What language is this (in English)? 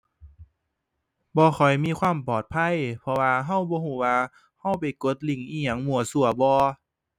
Thai